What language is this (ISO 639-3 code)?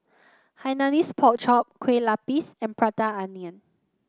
eng